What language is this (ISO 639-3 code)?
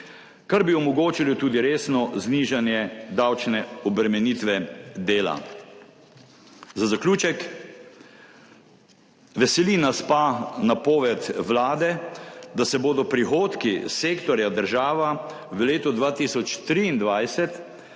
slv